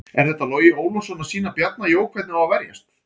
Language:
Icelandic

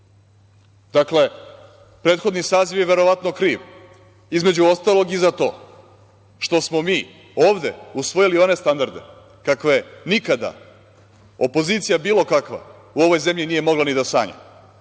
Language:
Serbian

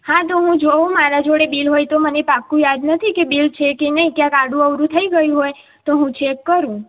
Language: Gujarati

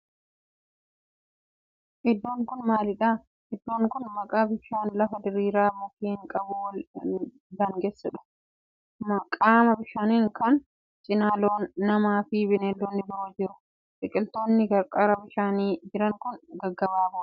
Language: Oromo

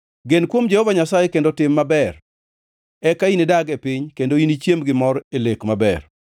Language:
Luo (Kenya and Tanzania)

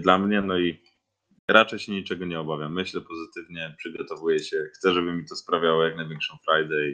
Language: Polish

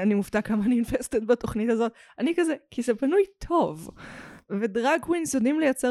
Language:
Hebrew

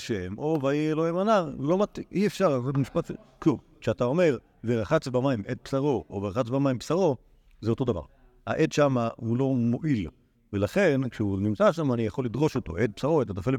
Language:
Hebrew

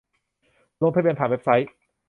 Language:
Thai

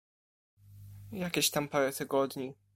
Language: Polish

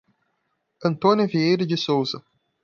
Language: Portuguese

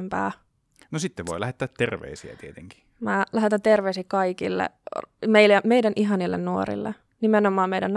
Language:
Finnish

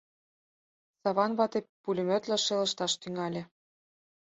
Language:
Mari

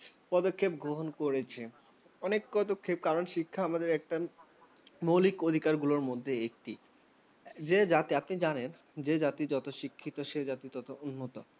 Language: Bangla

